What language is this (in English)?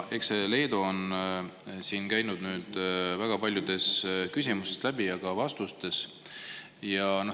Estonian